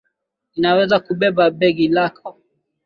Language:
Swahili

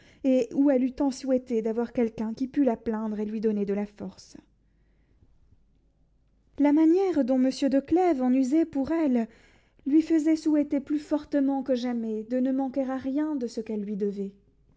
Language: French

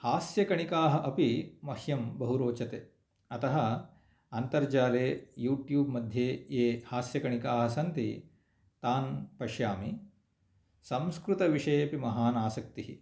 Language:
Sanskrit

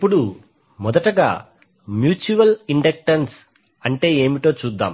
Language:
Telugu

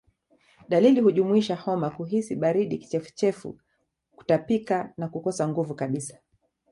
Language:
Swahili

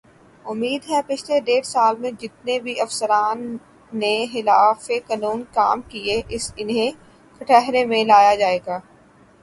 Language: Urdu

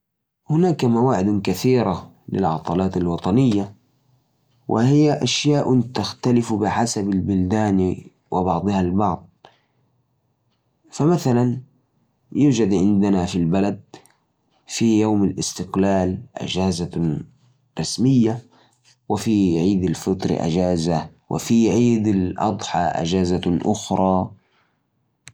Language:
Najdi Arabic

